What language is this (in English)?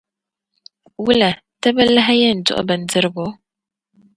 Dagbani